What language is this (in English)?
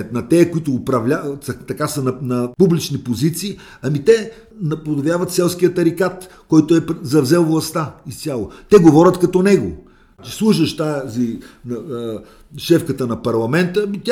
Bulgarian